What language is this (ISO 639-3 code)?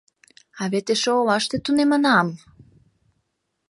chm